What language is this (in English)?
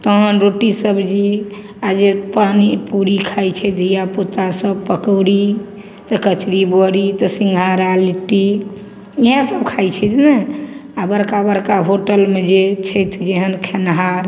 Maithili